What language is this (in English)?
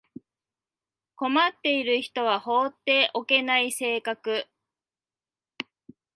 Japanese